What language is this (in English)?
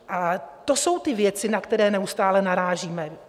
Czech